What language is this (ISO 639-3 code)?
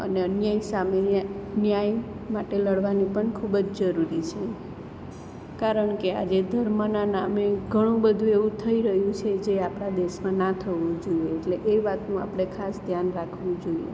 guj